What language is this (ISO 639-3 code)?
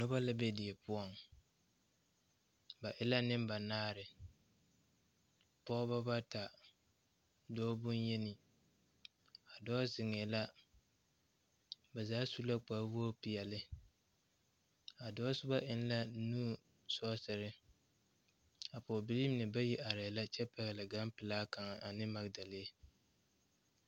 dga